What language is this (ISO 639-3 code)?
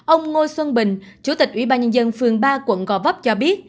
vie